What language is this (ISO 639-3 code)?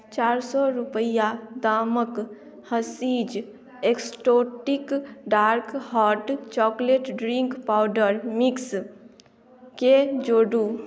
mai